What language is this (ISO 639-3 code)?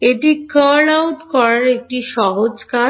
ben